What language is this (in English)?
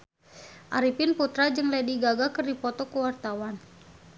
Sundanese